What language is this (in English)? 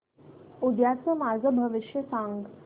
Marathi